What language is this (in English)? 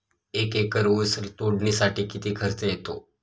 Marathi